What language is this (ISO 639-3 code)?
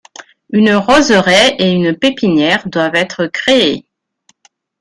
fra